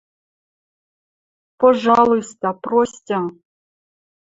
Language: Western Mari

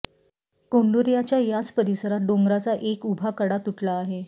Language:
Marathi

